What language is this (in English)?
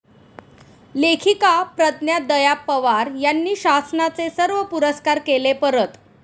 Marathi